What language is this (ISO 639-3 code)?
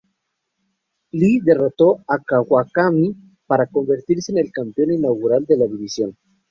spa